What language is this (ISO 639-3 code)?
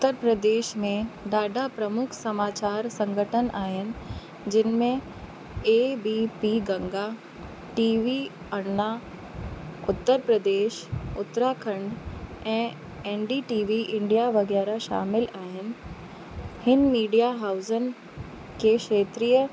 snd